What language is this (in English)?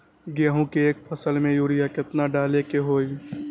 Magahi